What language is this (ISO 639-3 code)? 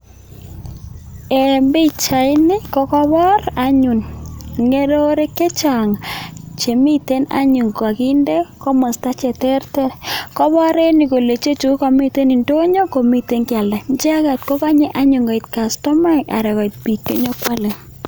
kln